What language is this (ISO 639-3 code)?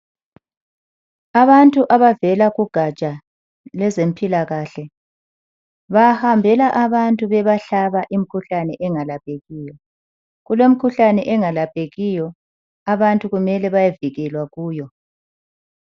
nde